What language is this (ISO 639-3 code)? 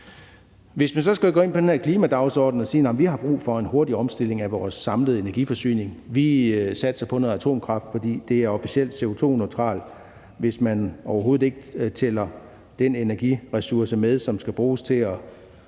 dan